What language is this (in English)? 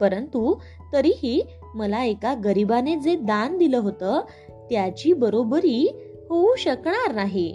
Marathi